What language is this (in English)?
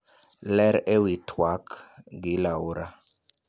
Luo (Kenya and Tanzania)